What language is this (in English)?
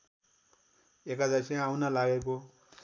Nepali